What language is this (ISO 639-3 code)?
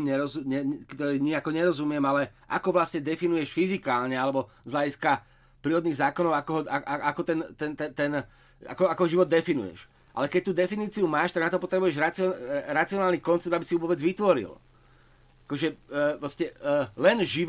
slk